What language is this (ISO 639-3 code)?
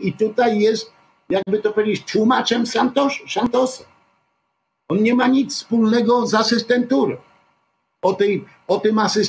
pol